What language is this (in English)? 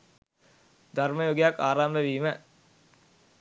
Sinhala